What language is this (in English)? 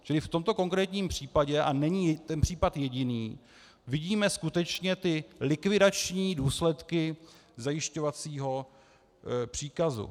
Czech